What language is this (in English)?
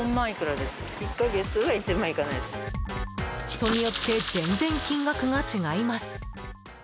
Japanese